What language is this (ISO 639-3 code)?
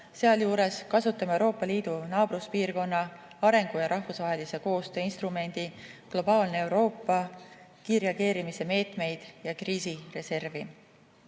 est